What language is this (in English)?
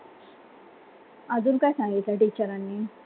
Marathi